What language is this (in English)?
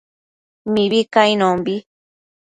Matsés